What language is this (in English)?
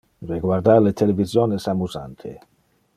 Interlingua